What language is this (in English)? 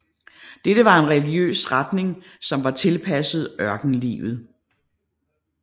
Danish